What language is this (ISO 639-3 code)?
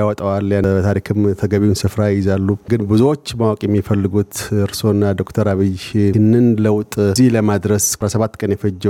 amh